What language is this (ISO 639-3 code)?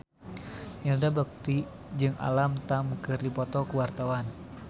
sun